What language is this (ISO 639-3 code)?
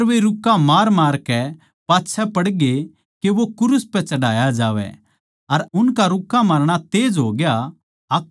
bgc